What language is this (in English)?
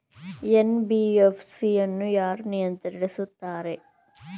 Kannada